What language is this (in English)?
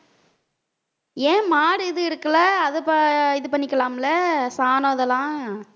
Tamil